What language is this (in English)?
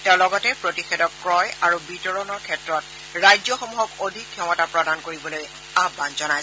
Assamese